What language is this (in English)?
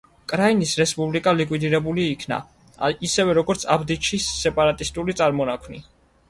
Georgian